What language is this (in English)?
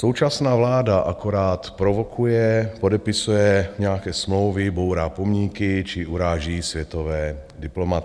Czech